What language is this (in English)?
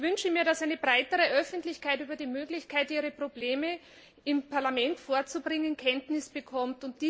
German